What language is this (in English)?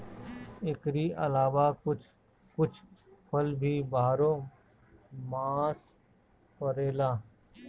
Bhojpuri